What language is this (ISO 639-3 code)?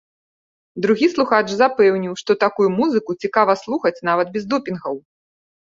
bel